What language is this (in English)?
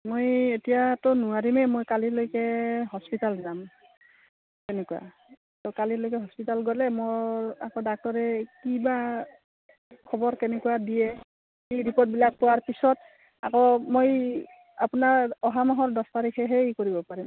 Assamese